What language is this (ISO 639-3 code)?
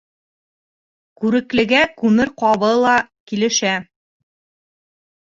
bak